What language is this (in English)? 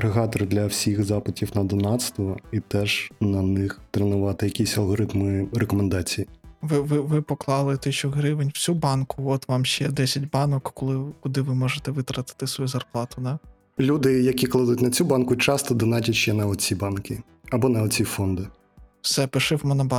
Ukrainian